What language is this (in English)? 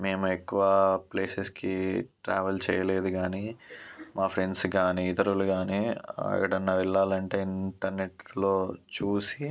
Telugu